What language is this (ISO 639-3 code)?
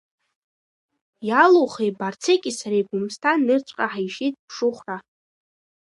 abk